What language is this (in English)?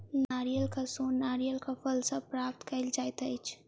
Maithili